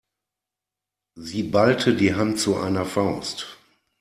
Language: German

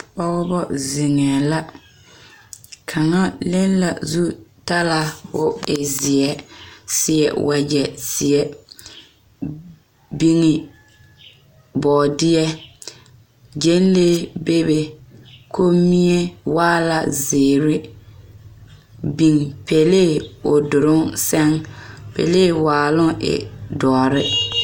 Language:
Southern Dagaare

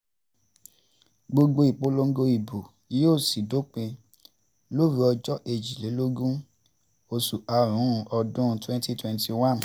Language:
Yoruba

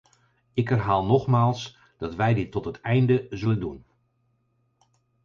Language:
Dutch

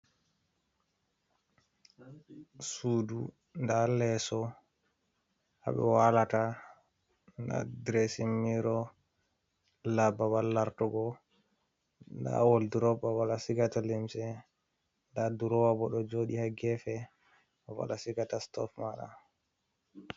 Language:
Fula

